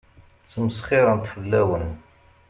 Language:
Kabyle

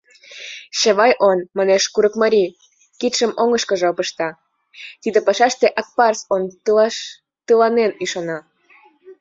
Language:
Mari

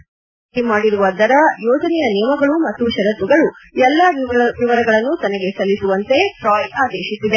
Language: Kannada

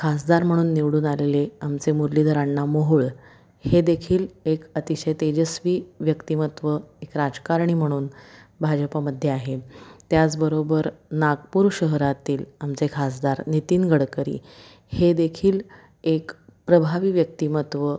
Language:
Marathi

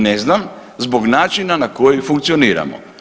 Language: Croatian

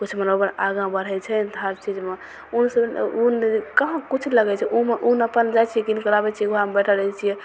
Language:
Maithili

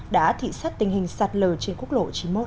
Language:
Vietnamese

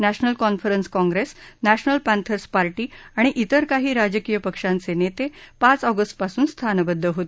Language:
Marathi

